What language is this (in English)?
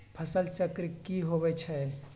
Magahi